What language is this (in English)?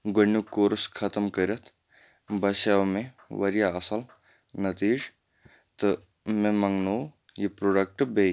Kashmiri